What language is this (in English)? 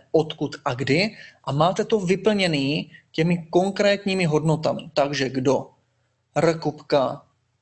Czech